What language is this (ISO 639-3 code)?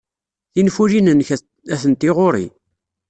kab